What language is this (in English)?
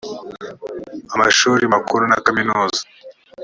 Kinyarwanda